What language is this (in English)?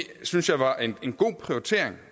Danish